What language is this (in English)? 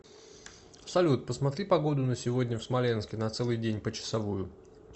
Russian